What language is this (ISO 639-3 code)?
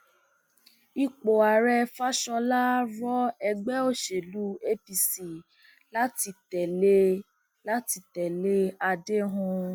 yor